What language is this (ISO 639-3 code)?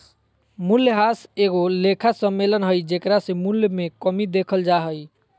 mag